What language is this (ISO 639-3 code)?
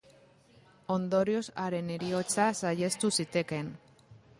eus